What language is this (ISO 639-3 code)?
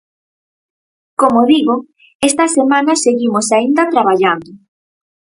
glg